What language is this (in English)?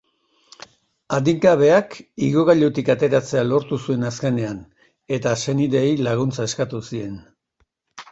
Basque